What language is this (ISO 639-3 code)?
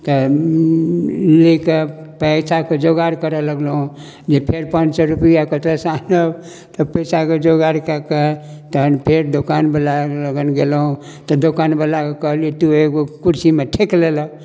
mai